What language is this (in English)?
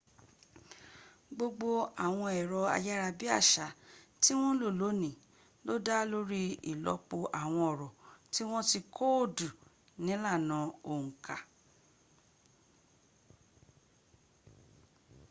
Yoruba